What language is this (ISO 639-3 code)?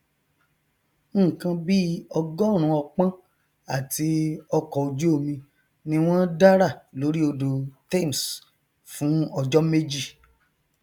yor